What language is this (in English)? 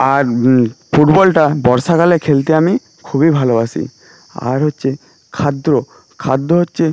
Bangla